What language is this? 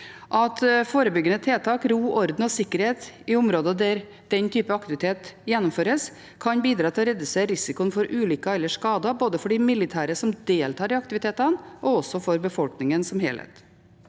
Norwegian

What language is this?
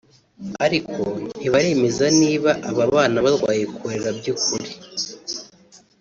Kinyarwanda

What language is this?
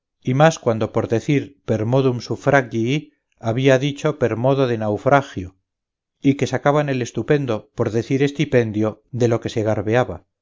Spanish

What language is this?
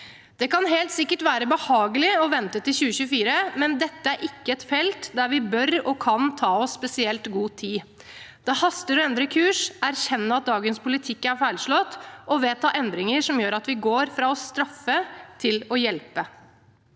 Norwegian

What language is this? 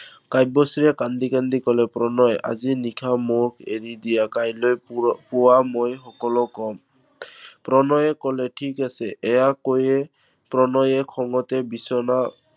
Assamese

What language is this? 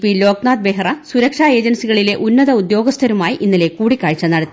Malayalam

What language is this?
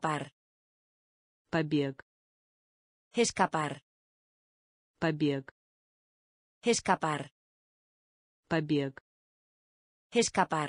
Russian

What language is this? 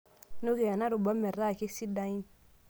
Masai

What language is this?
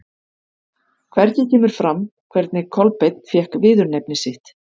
Icelandic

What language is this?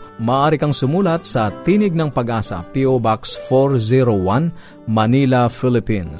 Filipino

